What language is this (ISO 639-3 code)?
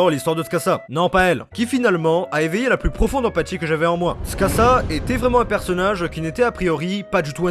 fra